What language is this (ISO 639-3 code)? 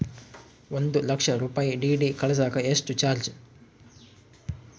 kan